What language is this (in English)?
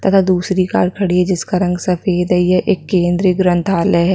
Hindi